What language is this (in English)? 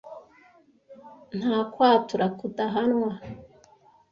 Kinyarwanda